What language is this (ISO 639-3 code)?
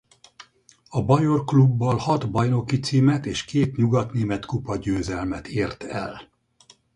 hun